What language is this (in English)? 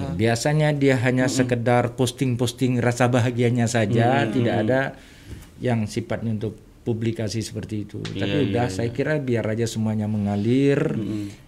Indonesian